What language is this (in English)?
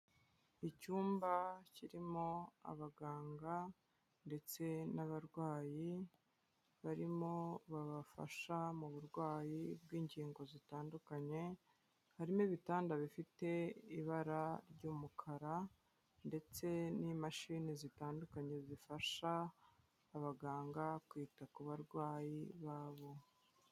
Kinyarwanda